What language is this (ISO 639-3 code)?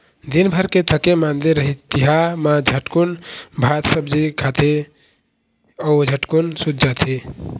hne